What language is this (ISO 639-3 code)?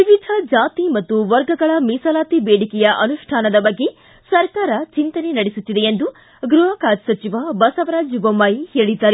kan